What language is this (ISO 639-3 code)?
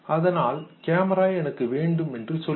tam